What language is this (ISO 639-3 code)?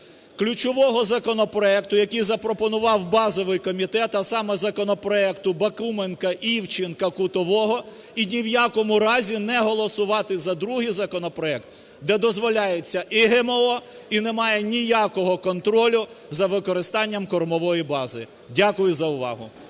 ukr